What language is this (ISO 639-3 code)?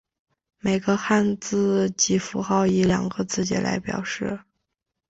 zho